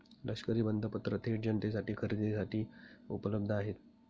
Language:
Marathi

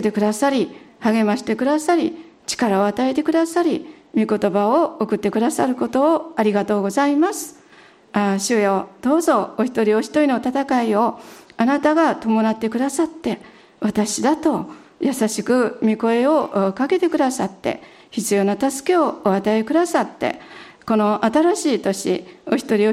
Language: Japanese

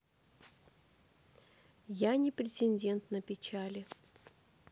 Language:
Russian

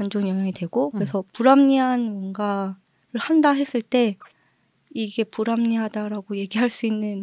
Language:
Korean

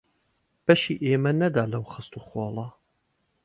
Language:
Central Kurdish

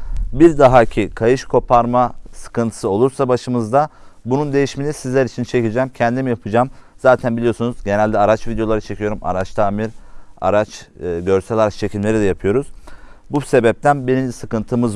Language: Turkish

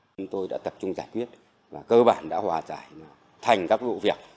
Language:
Vietnamese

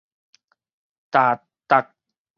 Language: Min Nan Chinese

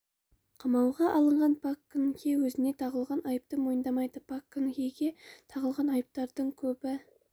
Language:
Kazakh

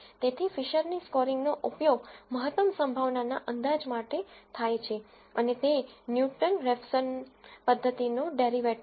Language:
Gujarati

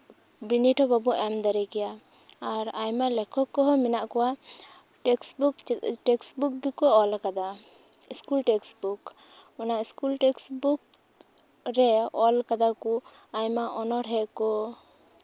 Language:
Santali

